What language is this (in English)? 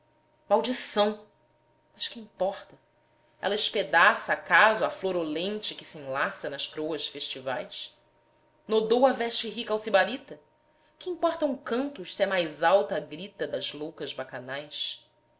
Portuguese